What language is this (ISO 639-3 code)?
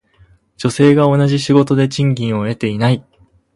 jpn